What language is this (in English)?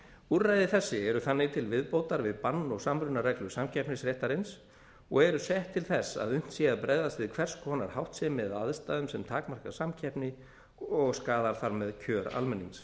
Icelandic